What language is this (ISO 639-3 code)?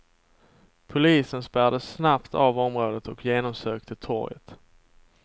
swe